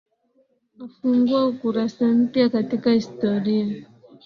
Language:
Swahili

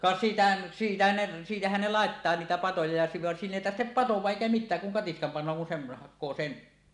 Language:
Finnish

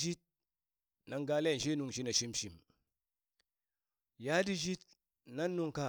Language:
Burak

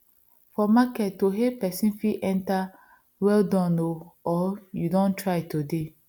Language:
Nigerian Pidgin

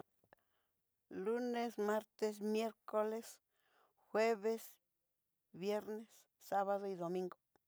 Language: Southeastern Nochixtlán Mixtec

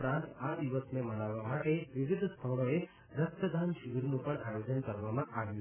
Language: Gujarati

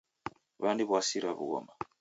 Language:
Taita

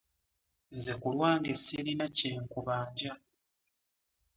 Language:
Ganda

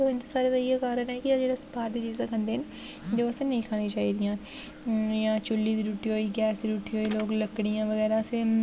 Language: Dogri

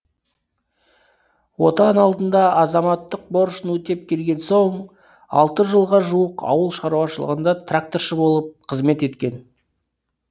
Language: Kazakh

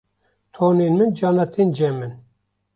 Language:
Kurdish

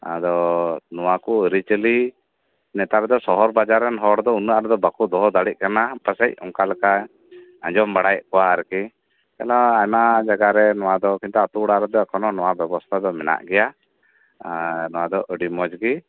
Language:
Santali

